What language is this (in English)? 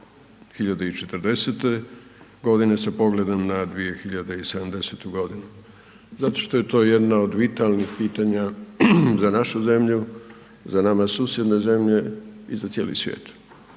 Croatian